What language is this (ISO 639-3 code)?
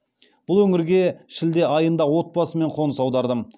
kaz